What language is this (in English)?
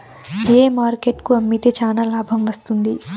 Telugu